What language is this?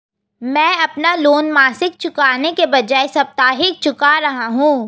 Hindi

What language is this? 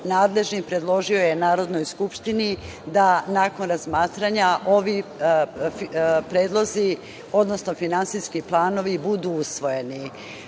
Serbian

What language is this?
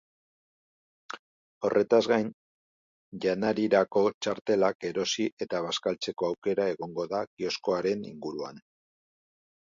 Basque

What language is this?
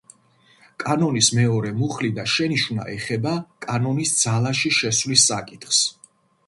Georgian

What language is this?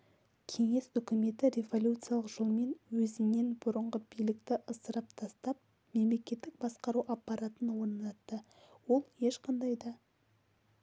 Kazakh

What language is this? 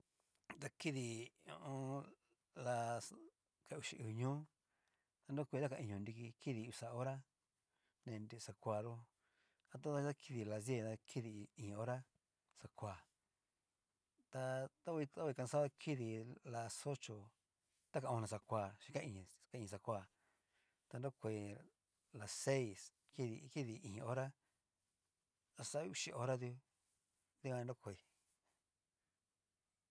Cacaloxtepec Mixtec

